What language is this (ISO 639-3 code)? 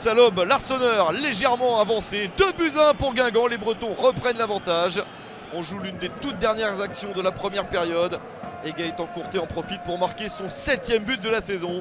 fra